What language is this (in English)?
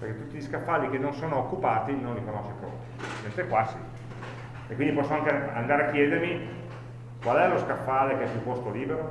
Italian